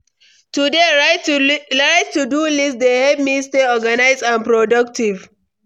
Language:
Nigerian Pidgin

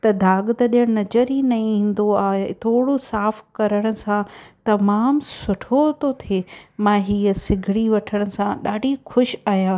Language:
Sindhi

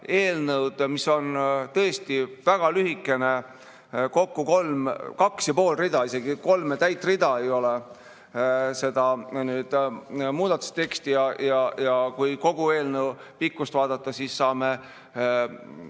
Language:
Estonian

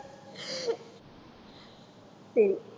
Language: Tamil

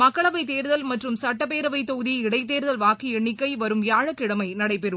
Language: Tamil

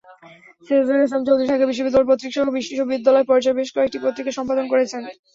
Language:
Bangla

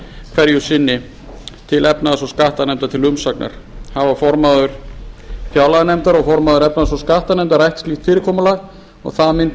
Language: Icelandic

